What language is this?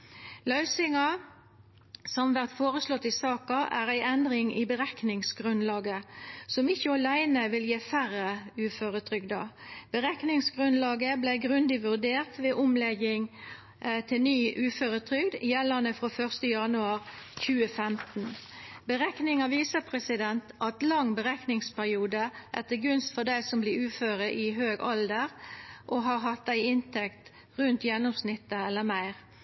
Norwegian Nynorsk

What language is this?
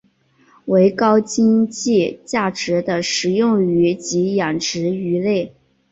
Chinese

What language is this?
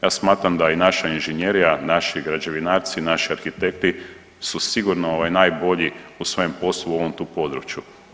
Croatian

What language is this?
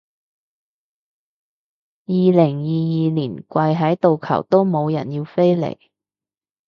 Cantonese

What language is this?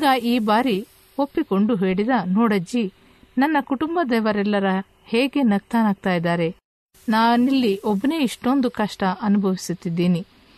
Kannada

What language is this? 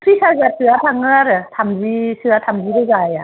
Bodo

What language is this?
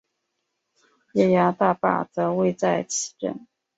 Chinese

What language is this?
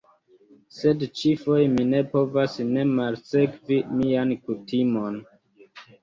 Esperanto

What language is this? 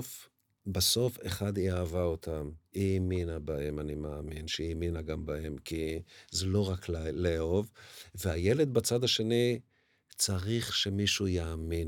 Hebrew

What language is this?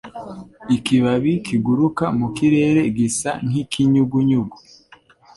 Kinyarwanda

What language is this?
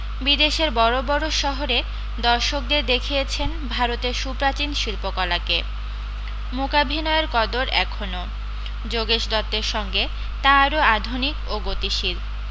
Bangla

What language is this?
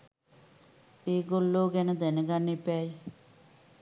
Sinhala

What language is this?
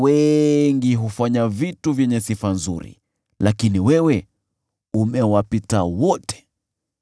Swahili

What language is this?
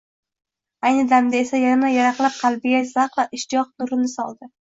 Uzbek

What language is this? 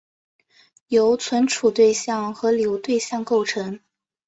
Chinese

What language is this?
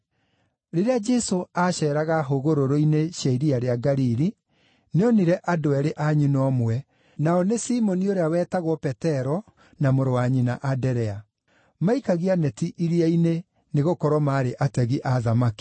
Kikuyu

